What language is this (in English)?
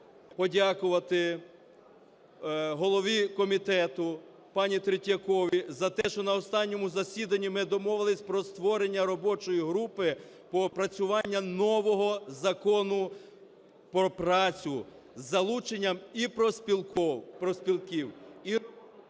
Ukrainian